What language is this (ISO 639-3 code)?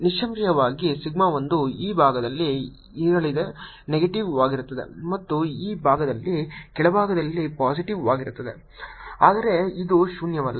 kan